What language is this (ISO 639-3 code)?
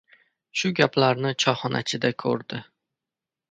uzb